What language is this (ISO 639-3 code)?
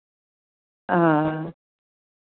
doi